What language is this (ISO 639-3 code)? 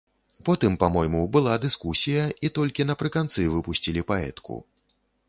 bel